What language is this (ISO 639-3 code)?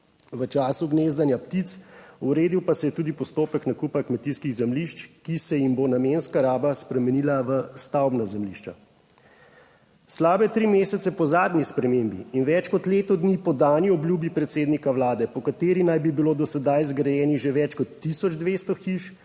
slv